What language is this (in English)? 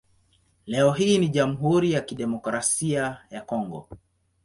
Swahili